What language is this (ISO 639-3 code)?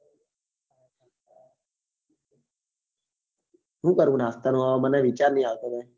guj